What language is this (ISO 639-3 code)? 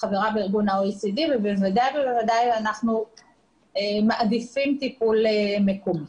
heb